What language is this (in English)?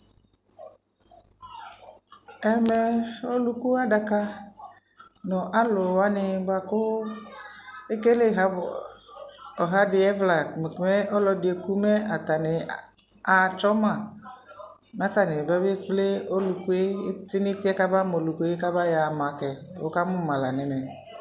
Ikposo